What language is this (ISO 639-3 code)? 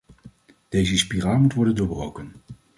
nld